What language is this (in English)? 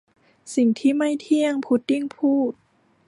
Thai